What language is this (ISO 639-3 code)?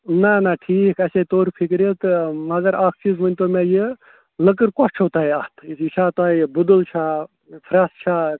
kas